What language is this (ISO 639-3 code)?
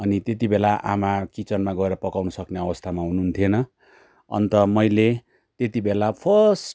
nep